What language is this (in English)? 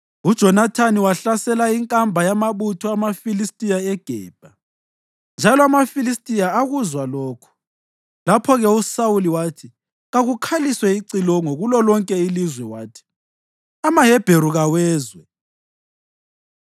North Ndebele